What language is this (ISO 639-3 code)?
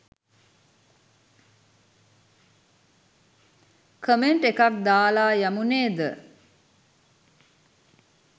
sin